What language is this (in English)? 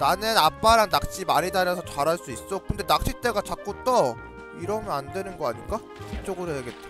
Korean